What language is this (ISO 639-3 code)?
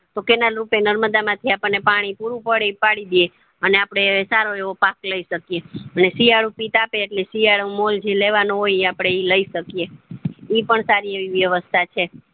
guj